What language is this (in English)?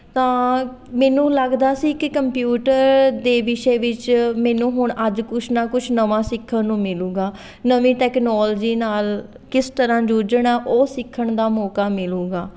Punjabi